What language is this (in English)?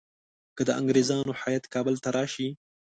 Pashto